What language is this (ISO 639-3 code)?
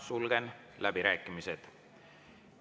est